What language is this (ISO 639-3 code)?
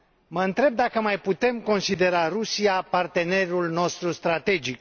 ron